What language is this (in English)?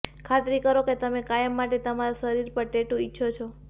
Gujarati